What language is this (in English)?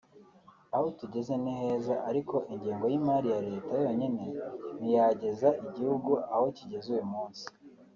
Kinyarwanda